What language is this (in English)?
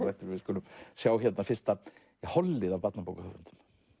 Icelandic